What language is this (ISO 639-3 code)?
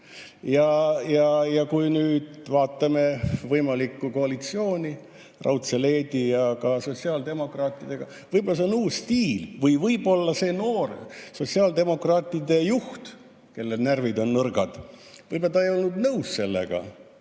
est